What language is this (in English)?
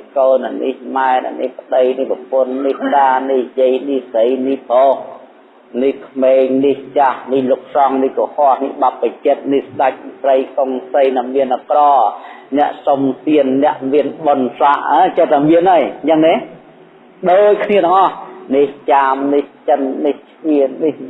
Vietnamese